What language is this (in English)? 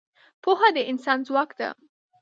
Pashto